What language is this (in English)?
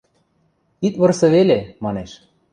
Western Mari